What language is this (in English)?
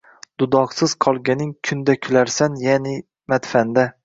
Uzbek